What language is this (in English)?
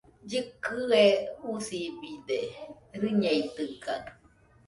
Nüpode Huitoto